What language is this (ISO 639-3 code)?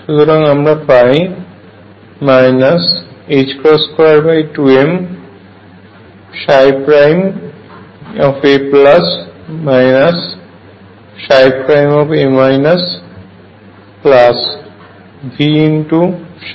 ben